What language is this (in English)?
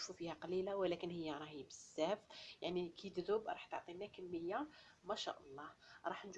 Arabic